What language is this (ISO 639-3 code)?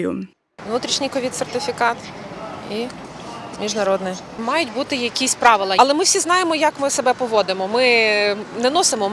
ukr